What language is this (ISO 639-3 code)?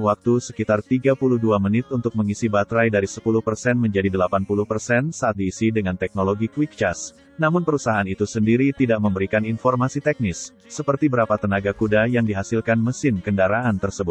ind